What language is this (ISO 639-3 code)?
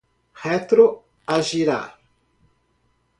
por